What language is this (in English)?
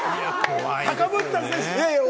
Japanese